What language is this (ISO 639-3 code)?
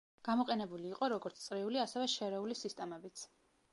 kat